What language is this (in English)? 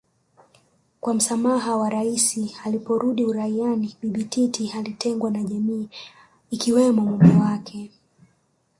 Swahili